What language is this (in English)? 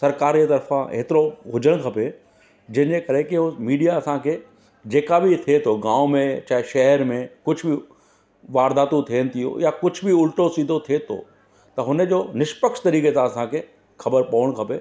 Sindhi